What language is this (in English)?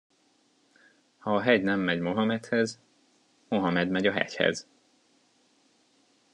Hungarian